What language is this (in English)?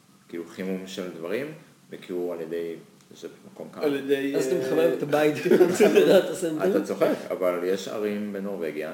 Hebrew